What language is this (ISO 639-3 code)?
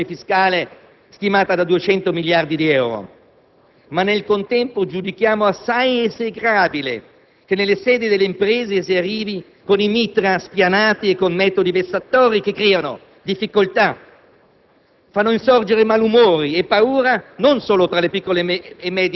ita